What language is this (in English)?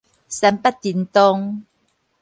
Min Nan Chinese